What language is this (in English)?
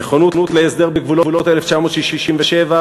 Hebrew